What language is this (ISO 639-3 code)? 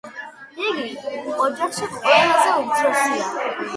kat